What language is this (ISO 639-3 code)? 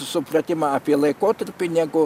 lit